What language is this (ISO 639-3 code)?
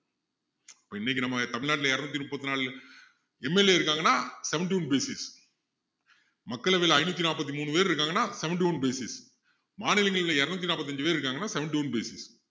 tam